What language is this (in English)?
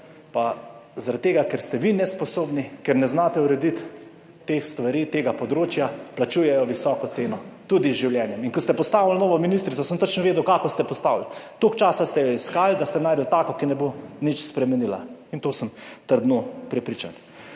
Slovenian